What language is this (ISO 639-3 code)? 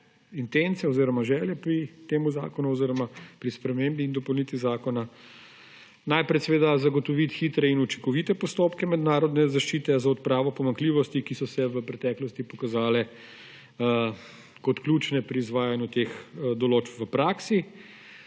slv